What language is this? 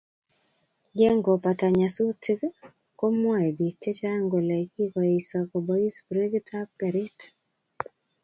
Kalenjin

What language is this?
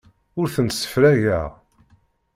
Kabyle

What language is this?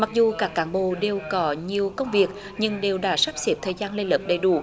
Vietnamese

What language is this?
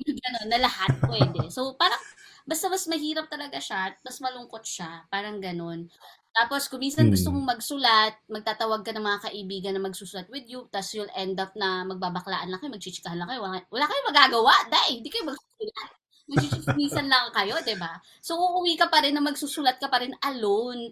Filipino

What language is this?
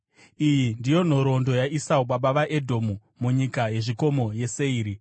Shona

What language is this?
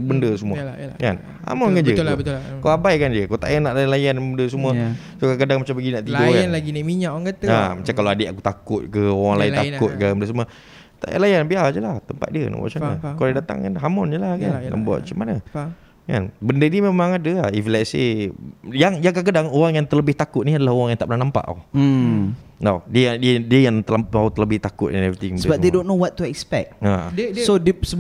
Malay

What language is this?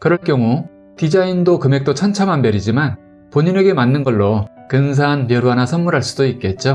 Korean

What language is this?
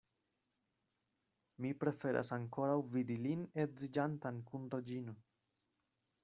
Esperanto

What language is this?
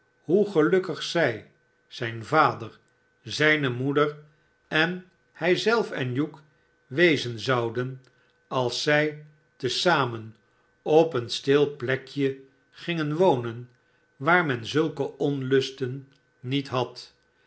Dutch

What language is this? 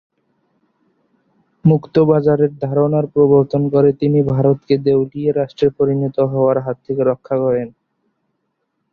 Bangla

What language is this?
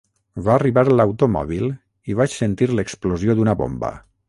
Catalan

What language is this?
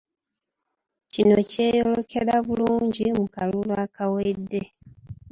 Ganda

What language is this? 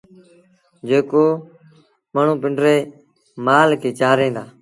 Sindhi Bhil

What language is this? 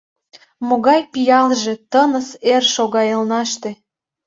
Mari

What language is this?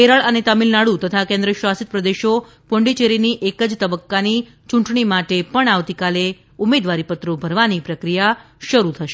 Gujarati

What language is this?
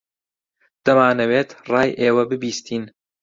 Central Kurdish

